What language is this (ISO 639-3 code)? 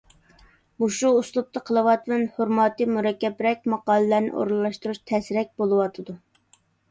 uig